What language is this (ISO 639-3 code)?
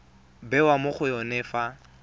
tsn